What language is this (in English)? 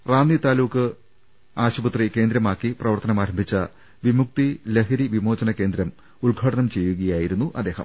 Malayalam